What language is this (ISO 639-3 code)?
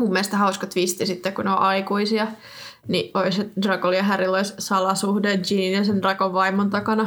fin